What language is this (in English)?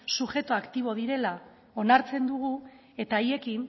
Basque